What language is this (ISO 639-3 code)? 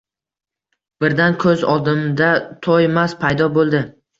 uzb